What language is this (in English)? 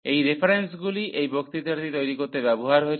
Bangla